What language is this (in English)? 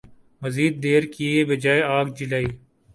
Urdu